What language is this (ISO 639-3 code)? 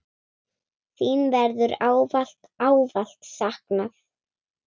isl